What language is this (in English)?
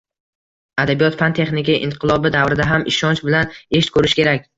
Uzbek